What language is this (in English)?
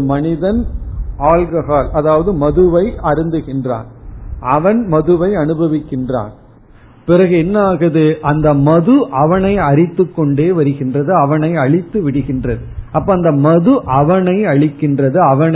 Tamil